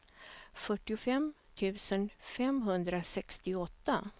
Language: Swedish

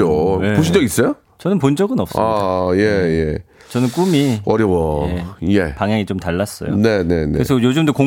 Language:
Korean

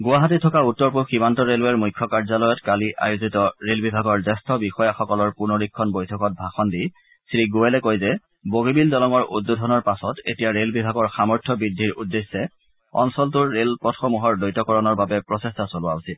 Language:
Assamese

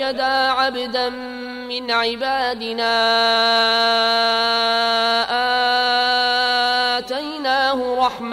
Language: Arabic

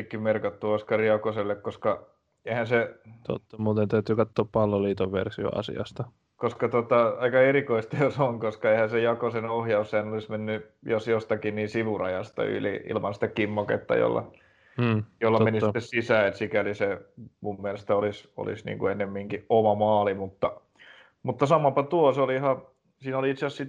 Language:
Finnish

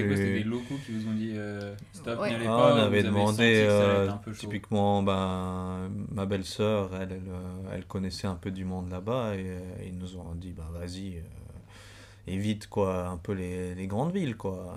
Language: French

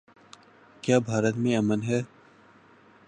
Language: Urdu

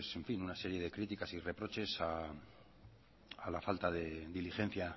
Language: Spanish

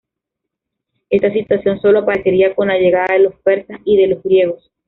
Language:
Spanish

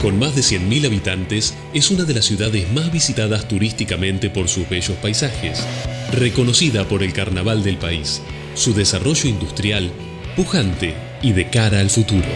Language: Spanish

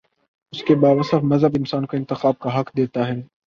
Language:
Urdu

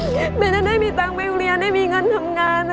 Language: Thai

